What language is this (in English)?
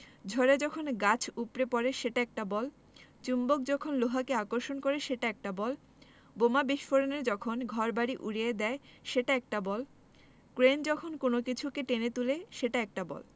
Bangla